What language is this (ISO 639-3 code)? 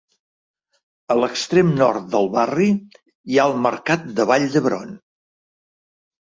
cat